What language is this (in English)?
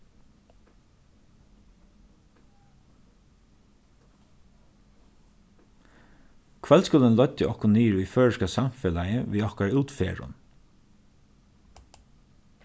Faroese